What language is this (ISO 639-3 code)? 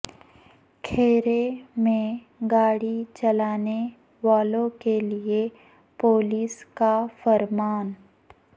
urd